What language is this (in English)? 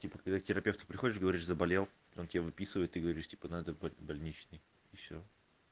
Russian